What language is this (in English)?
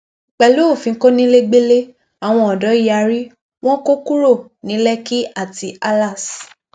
Yoruba